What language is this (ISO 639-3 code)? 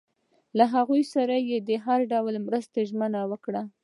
pus